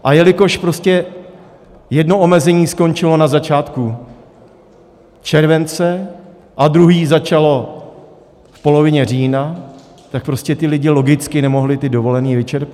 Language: Czech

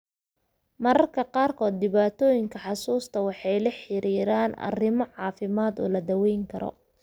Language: Somali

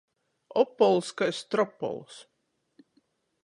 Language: Latgalian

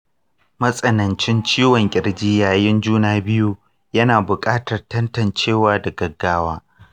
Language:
Hausa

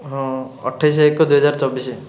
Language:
Odia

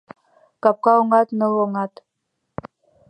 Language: Mari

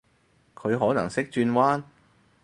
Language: Cantonese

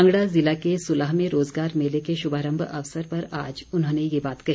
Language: Hindi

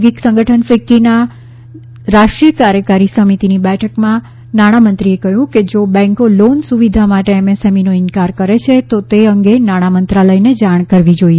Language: Gujarati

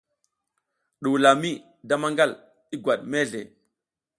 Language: South Giziga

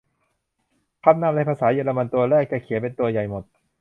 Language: Thai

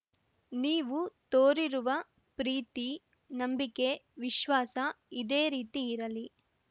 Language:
Kannada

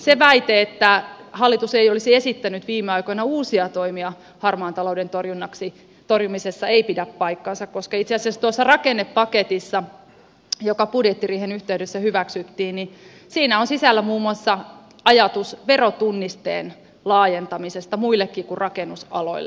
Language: Finnish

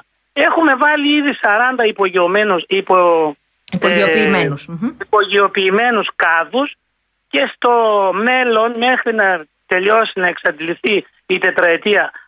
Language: Greek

